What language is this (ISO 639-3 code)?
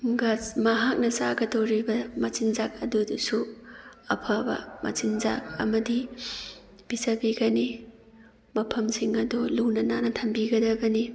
mni